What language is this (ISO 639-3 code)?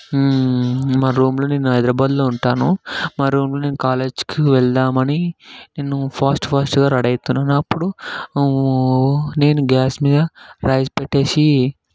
tel